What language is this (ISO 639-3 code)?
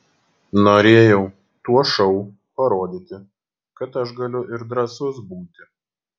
lit